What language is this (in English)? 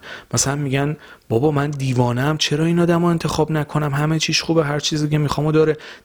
Persian